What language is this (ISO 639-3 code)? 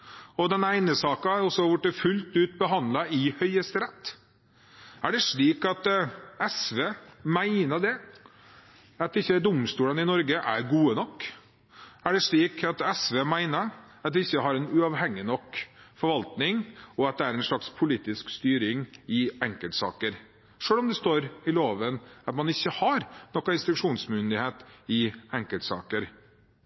nob